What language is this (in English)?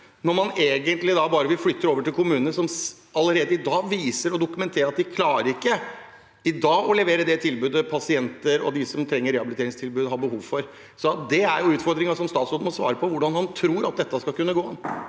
Norwegian